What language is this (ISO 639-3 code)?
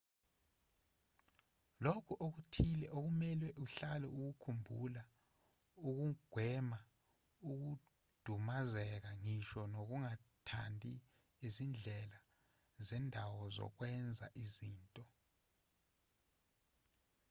zul